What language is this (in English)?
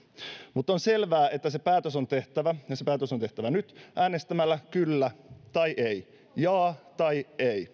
Finnish